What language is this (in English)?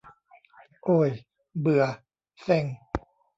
Thai